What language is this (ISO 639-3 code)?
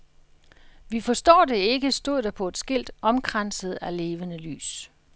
dan